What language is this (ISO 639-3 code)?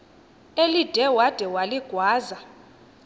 xho